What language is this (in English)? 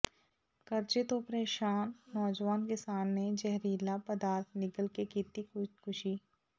Punjabi